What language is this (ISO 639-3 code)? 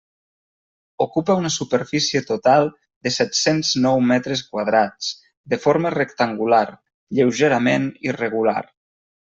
cat